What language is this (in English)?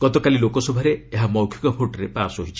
Odia